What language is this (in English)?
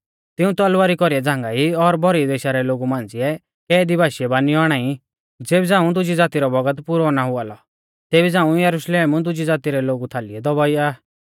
Mahasu Pahari